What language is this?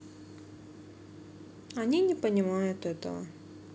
Russian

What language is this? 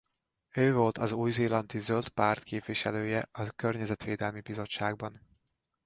Hungarian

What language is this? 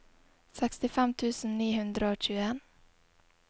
Norwegian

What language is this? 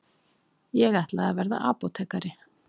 Icelandic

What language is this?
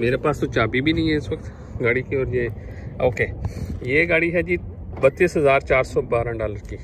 Hindi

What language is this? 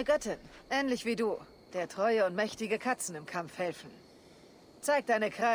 German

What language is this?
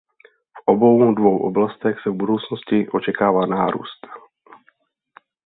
Czech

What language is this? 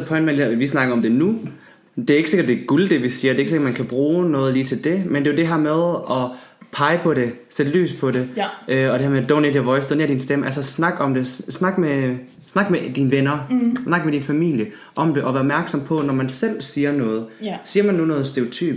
Danish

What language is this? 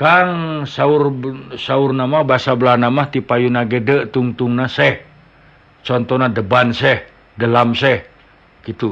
Indonesian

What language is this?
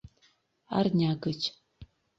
Mari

